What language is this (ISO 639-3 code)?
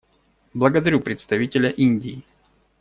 rus